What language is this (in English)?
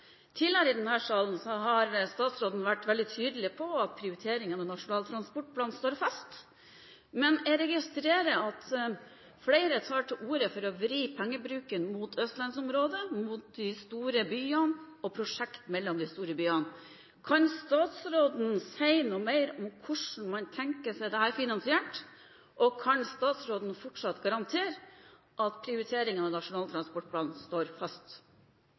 Norwegian Bokmål